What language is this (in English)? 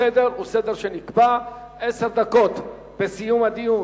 Hebrew